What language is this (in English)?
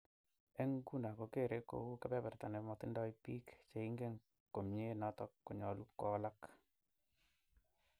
Kalenjin